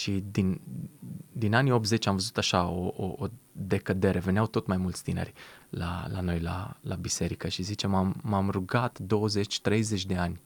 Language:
Romanian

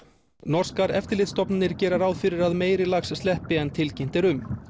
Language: Icelandic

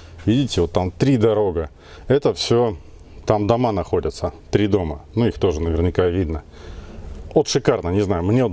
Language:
Russian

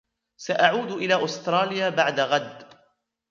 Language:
Arabic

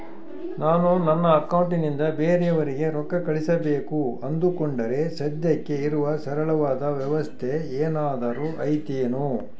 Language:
Kannada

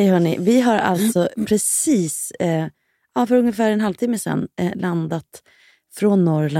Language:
Swedish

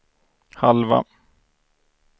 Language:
Swedish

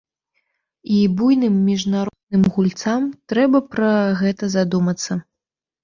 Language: Belarusian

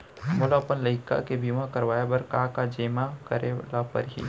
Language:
Chhattisgarhi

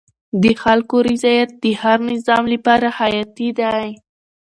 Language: Pashto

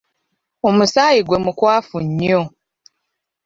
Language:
Ganda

